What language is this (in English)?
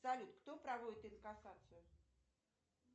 Russian